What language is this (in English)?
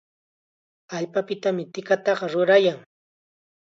Chiquián Ancash Quechua